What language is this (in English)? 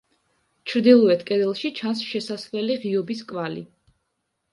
Georgian